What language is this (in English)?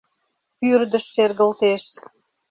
Mari